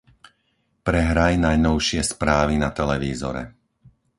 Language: Slovak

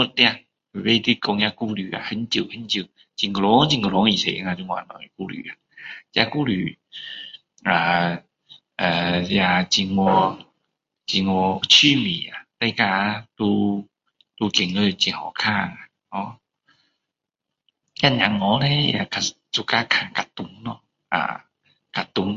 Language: Min Dong Chinese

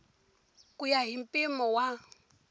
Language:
Tsonga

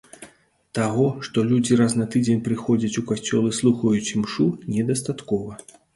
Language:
Belarusian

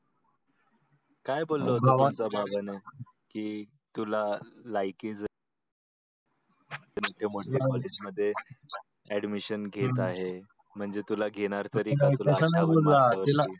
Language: Marathi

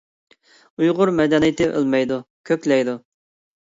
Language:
Uyghur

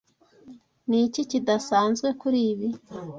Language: Kinyarwanda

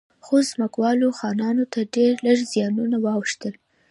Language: Pashto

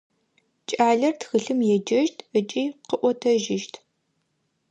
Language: Adyghe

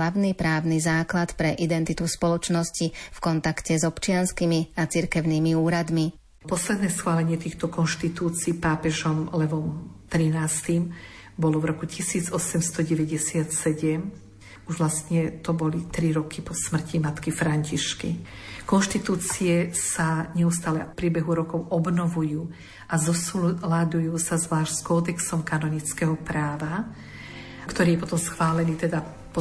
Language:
Slovak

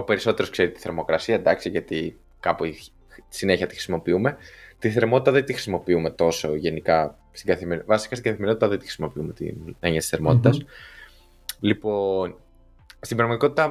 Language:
Greek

